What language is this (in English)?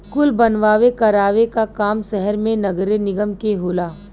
Bhojpuri